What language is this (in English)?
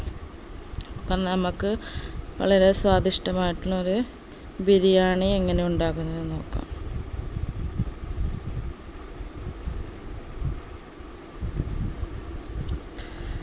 Malayalam